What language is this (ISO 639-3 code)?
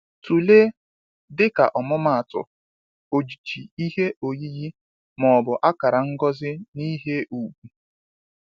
ibo